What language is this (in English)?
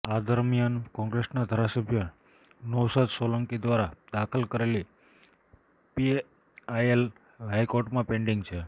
Gujarati